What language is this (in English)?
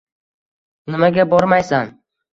Uzbek